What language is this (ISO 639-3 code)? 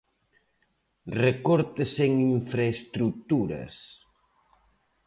glg